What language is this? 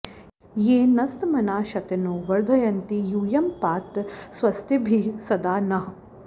Sanskrit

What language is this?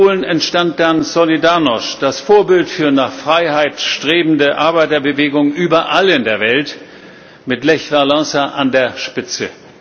German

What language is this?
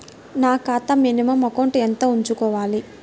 Telugu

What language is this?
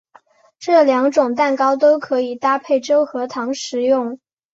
Chinese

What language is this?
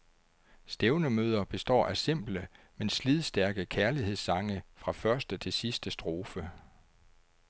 Danish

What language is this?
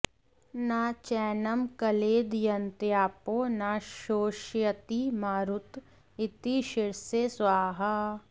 Sanskrit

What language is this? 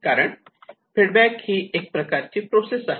Marathi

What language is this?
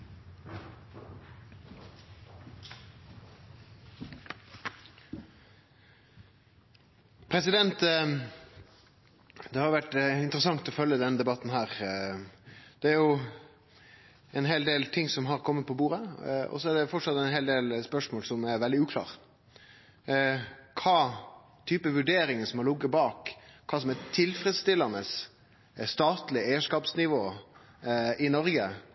Norwegian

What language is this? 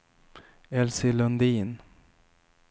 Swedish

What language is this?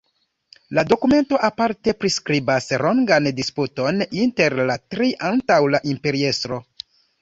Esperanto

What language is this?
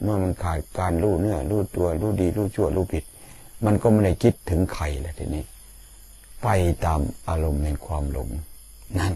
Thai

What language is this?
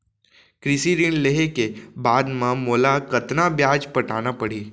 Chhattisgarhi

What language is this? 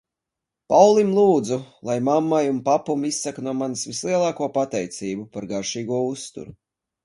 Latvian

